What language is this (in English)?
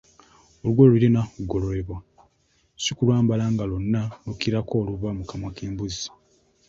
Ganda